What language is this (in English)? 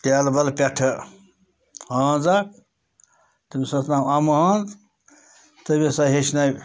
Kashmiri